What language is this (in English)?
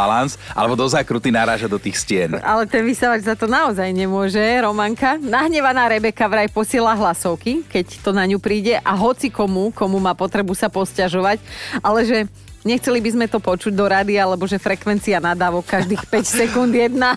Slovak